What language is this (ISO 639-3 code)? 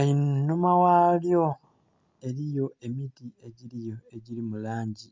xog